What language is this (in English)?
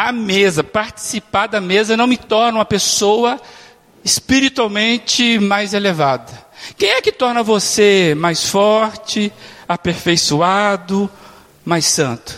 Portuguese